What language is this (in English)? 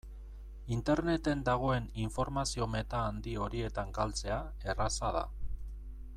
Basque